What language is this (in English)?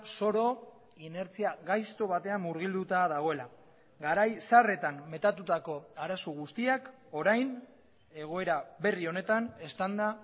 Basque